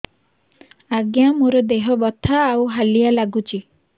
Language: Odia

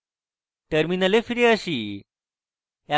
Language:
Bangla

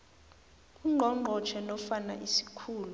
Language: South Ndebele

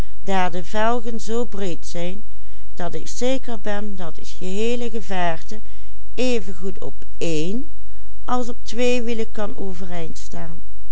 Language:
Dutch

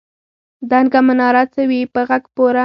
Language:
Pashto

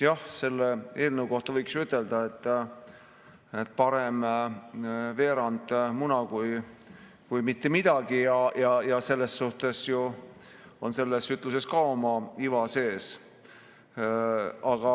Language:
Estonian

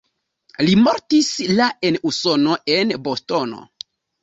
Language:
Esperanto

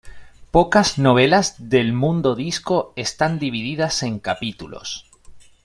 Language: Spanish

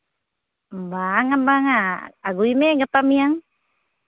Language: Santali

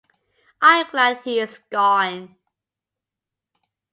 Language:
English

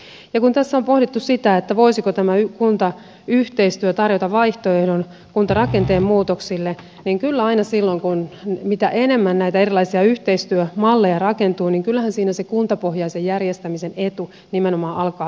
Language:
Finnish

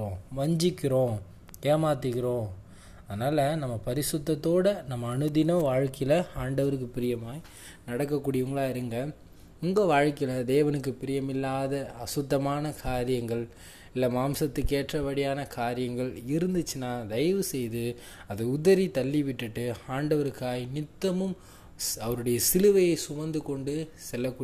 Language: Tamil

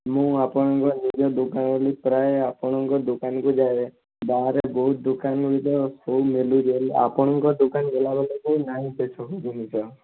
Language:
Odia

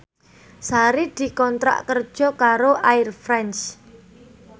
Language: Javanese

